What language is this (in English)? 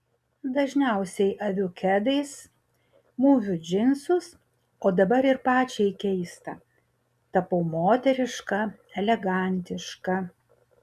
Lithuanian